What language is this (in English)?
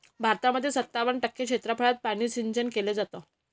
Marathi